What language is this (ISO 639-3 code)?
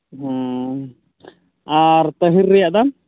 sat